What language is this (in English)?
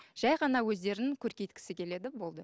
Kazakh